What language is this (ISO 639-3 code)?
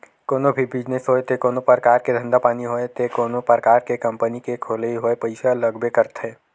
hne